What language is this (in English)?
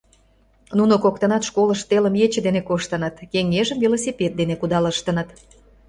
Mari